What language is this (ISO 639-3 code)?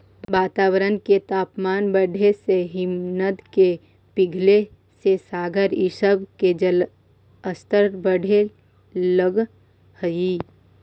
mag